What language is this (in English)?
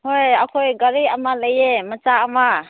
Manipuri